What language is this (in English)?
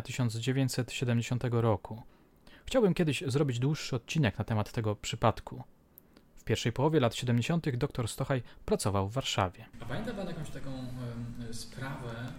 Polish